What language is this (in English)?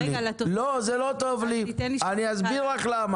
Hebrew